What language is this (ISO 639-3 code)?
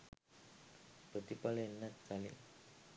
sin